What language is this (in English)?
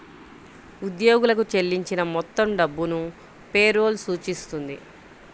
Telugu